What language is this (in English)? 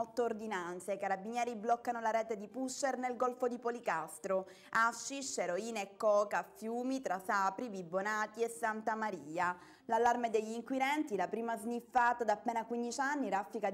Italian